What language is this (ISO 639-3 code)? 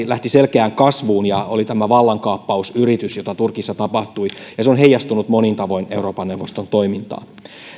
fin